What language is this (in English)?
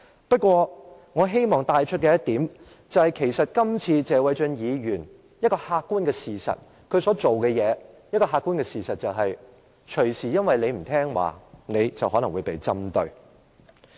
Cantonese